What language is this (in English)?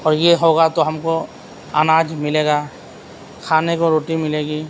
Urdu